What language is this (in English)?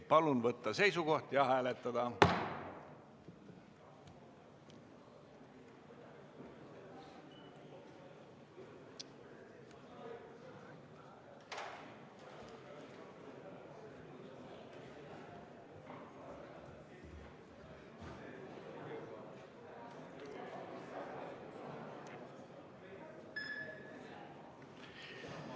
Estonian